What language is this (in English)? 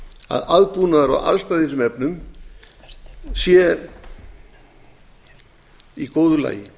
Icelandic